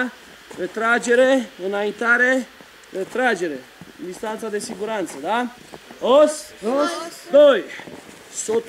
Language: Romanian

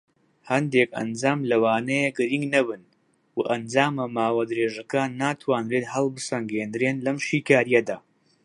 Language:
Central Kurdish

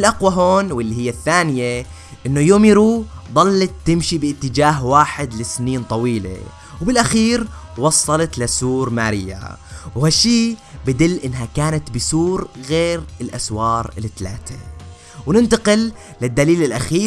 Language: Arabic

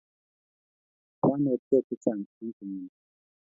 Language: Kalenjin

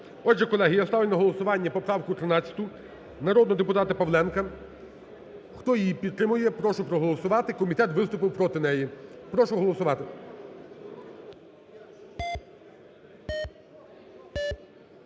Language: Ukrainian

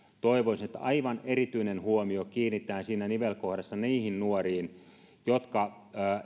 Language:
Finnish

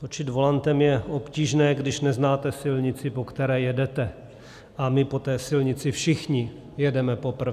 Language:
Czech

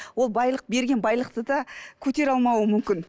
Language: Kazakh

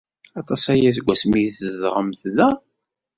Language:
Kabyle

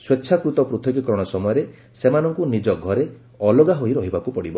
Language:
Odia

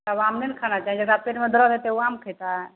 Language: Maithili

